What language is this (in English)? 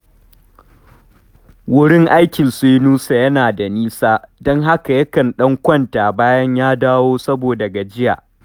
Hausa